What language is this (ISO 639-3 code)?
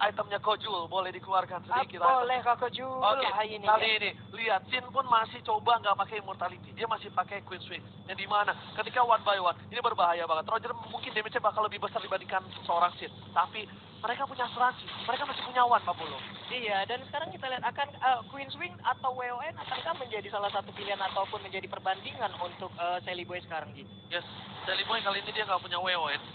ind